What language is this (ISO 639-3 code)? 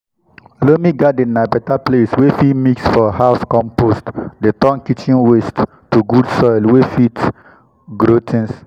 pcm